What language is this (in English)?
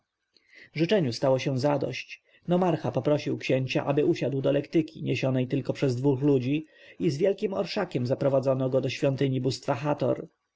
Polish